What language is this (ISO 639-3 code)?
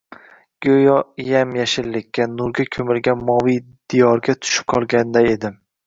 uzb